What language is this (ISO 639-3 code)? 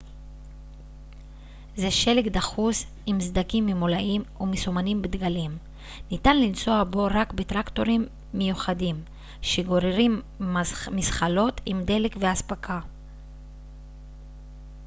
heb